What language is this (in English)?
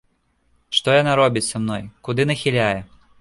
Belarusian